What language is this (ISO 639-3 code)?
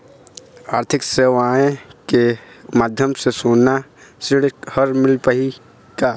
hne